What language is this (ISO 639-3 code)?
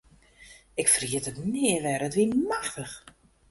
fry